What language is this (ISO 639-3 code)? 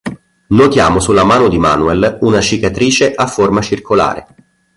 ita